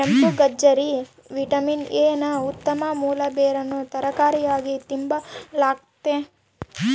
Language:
Kannada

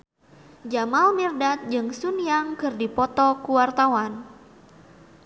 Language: Sundanese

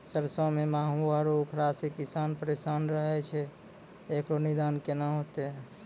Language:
Maithili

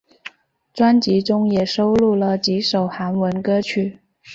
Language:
Chinese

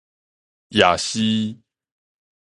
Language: Min Nan Chinese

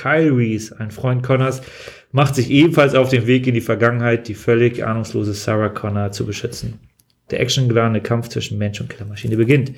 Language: German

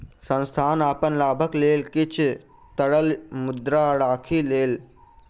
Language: Maithili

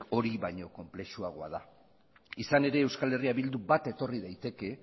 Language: Basque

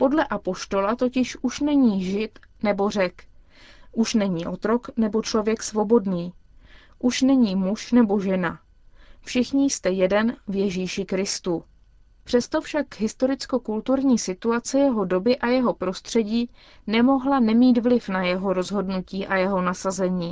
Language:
Czech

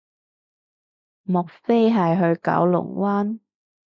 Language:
Cantonese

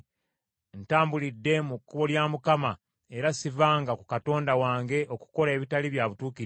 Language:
Ganda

